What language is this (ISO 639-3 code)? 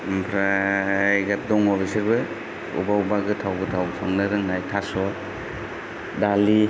brx